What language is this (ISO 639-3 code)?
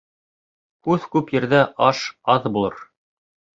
bak